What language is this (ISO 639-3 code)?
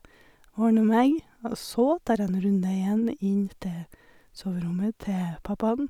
nor